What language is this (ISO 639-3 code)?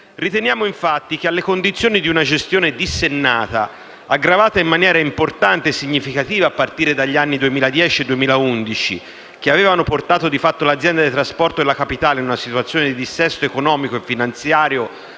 ita